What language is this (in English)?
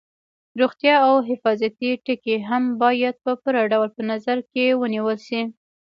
Pashto